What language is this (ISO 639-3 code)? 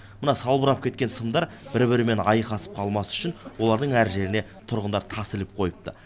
kaz